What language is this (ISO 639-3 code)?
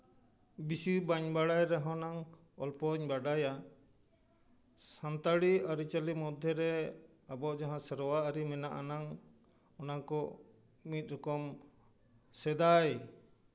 sat